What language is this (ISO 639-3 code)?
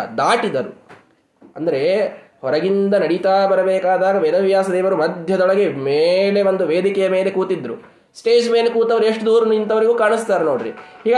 kan